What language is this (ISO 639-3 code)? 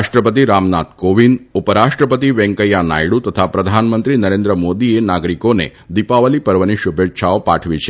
guj